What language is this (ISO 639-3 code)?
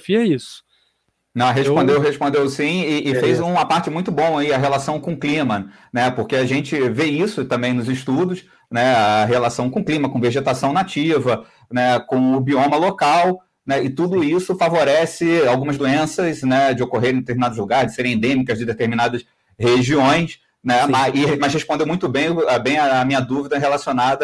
por